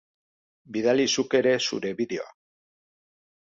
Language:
Basque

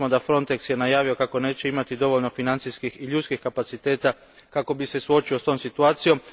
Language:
Croatian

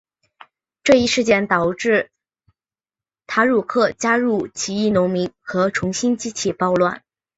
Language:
Chinese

